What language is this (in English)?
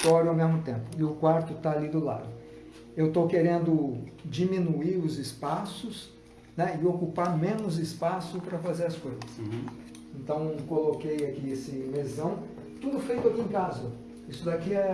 Portuguese